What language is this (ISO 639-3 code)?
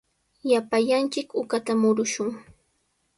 qws